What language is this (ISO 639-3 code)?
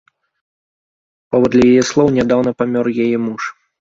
bel